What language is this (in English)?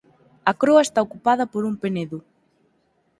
Galician